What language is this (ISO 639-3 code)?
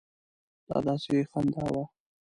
pus